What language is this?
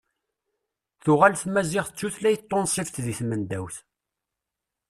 Kabyle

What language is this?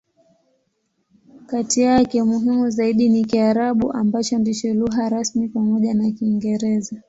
Swahili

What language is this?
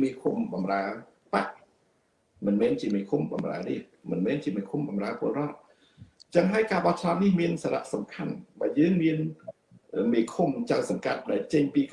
Vietnamese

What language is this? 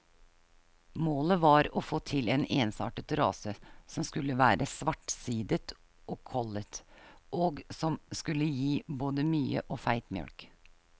Norwegian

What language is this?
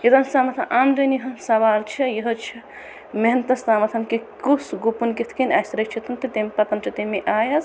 Kashmiri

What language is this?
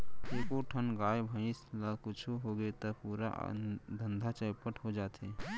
Chhattisgarhi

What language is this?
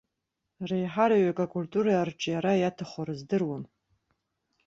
Abkhazian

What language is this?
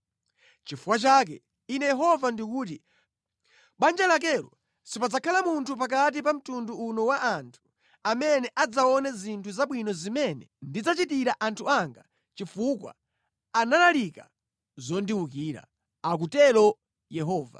Nyanja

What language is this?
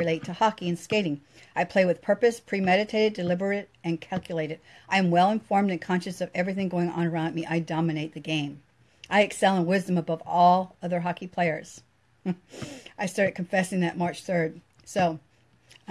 English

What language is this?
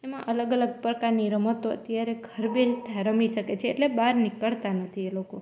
Gujarati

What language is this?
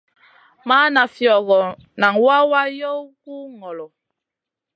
Masana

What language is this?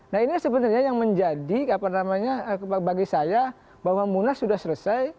Indonesian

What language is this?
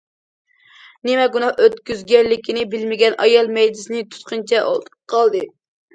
Uyghur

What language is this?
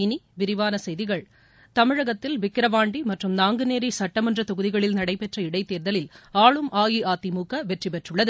Tamil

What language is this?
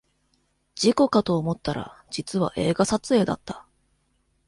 Japanese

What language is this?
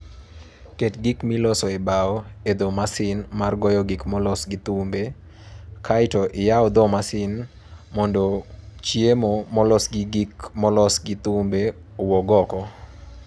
Luo (Kenya and Tanzania)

